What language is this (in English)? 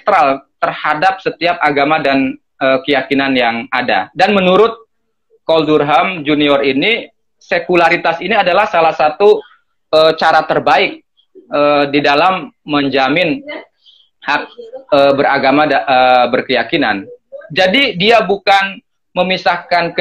Indonesian